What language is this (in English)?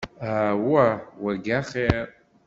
Kabyle